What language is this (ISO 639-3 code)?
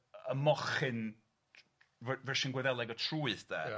cym